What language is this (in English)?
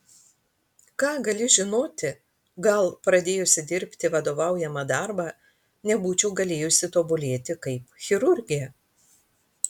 Lithuanian